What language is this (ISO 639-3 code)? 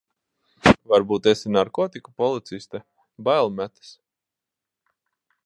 lav